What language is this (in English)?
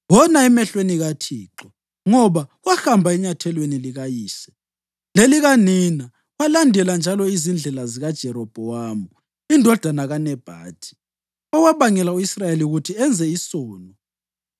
North Ndebele